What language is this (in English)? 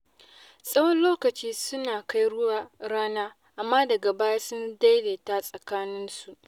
Hausa